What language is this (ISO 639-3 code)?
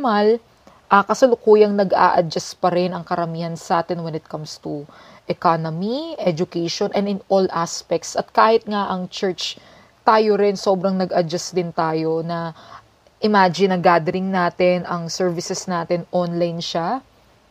fil